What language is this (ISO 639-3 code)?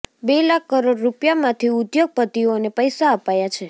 guj